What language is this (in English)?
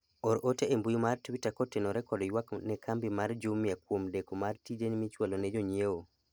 Luo (Kenya and Tanzania)